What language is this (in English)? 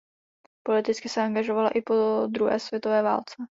Czech